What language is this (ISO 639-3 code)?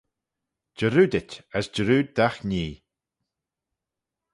glv